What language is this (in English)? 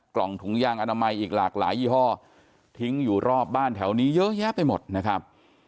Thai